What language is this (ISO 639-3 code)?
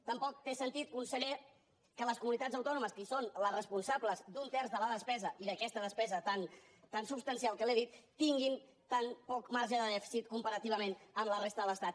cat